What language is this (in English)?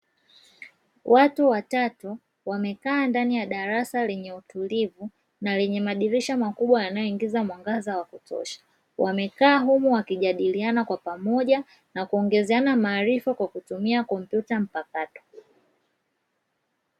Swahili